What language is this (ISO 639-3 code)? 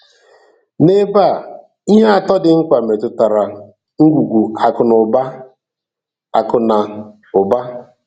ibo